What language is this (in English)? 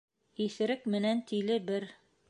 Bashkir